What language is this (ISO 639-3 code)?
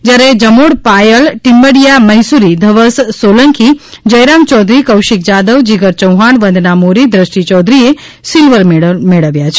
guj